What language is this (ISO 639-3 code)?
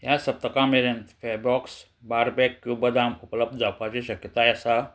kok